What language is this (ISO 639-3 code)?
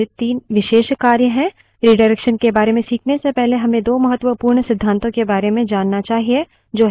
hin